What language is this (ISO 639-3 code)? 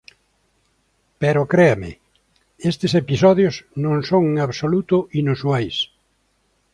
glg